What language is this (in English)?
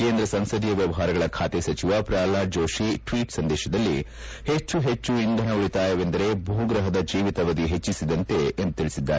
Kannada